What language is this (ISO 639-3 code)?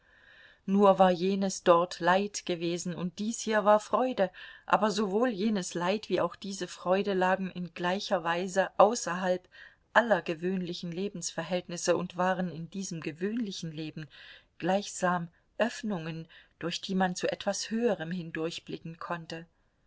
deu